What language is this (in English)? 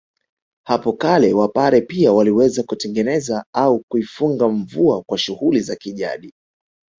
Swahili